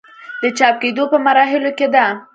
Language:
Pashto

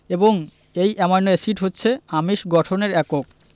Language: Bangla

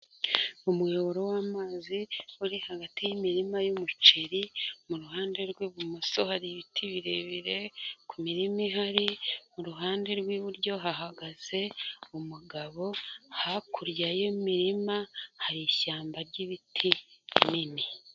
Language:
Kinyarwanda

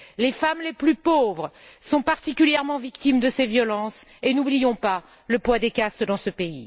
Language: French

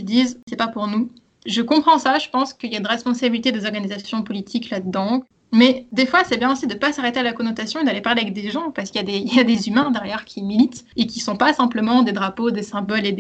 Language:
French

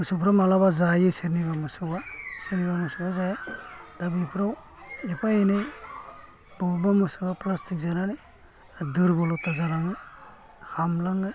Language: Bodo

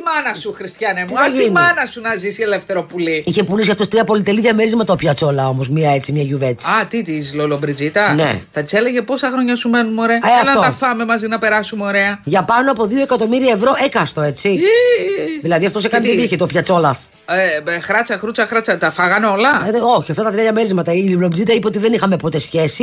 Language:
Greek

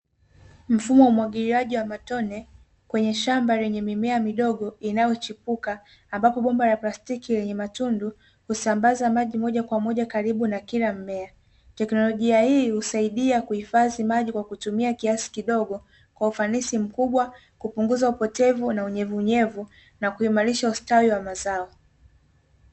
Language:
Swahili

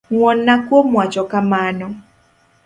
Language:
Luo (Kenya and Tanzania)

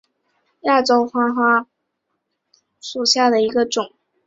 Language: Chinese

